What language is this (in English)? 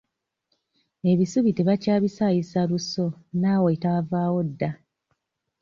Ganda